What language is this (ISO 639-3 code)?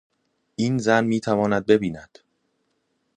fas